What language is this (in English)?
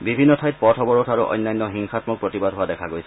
Assamese